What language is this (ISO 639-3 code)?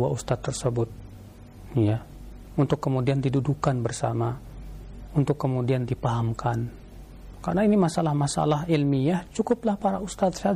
ind